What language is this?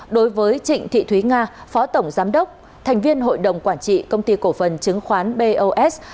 Vietnamese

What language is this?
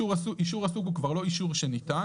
Hebrew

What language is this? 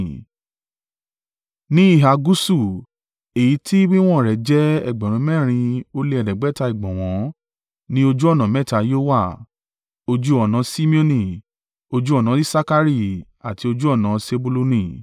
Yoruba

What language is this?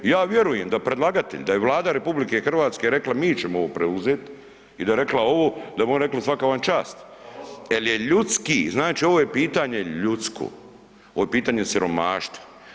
Croatian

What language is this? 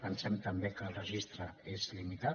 Catalan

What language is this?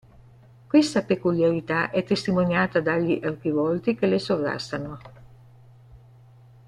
Italian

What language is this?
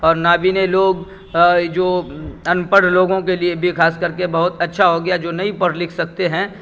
Urdu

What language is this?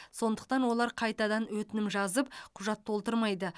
Kazakh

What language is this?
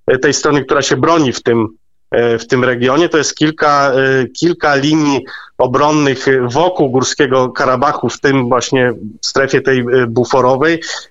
Polish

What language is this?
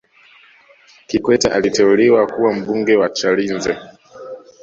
Swahili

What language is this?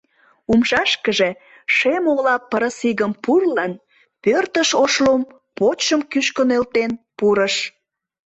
Mari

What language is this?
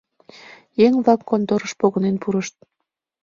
Mari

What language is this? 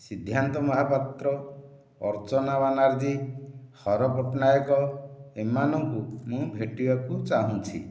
Odia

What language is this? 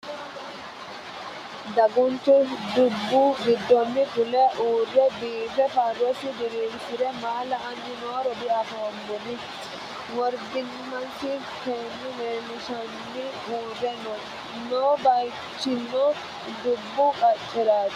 Sidamo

